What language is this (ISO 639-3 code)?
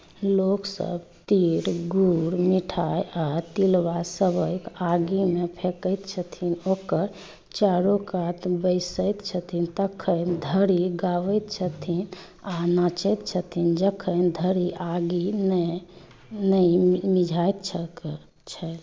mai